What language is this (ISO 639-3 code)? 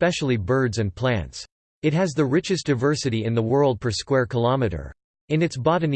eng